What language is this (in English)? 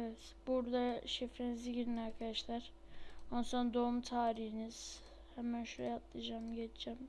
Turkish